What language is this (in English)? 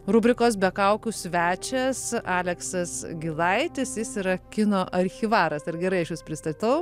Lithuanian